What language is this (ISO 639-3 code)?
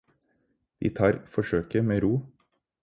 nob